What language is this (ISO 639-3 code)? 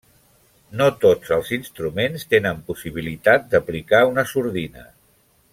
cat